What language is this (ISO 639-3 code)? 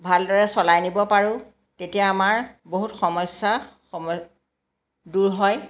asm